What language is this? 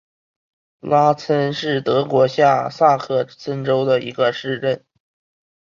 Chinese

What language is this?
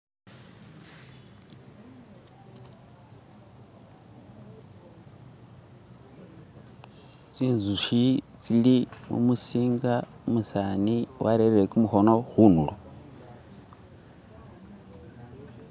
Masaaba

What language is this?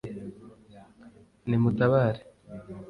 Kinyarwanda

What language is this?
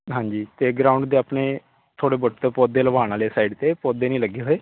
Punjabi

